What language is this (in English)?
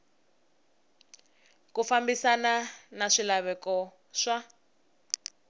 Tsonga